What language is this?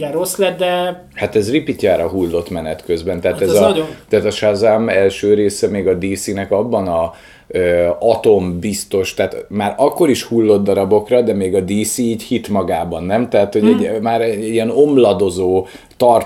Hungarian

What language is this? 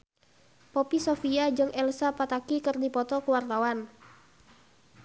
Sundanese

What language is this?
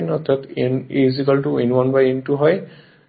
Bangla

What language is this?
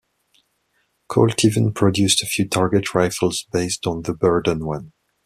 English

